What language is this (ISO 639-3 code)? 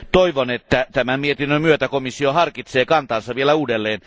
fin